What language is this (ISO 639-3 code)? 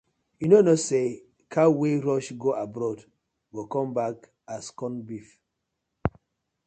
pcm